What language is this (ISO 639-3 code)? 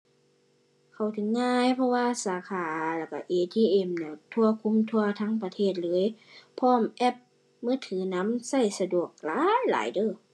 tha